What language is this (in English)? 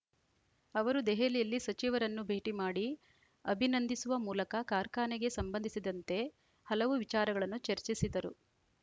Kannada